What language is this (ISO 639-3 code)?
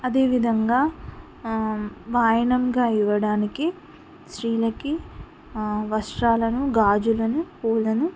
tel